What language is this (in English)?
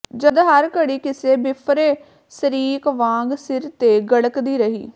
Punjabi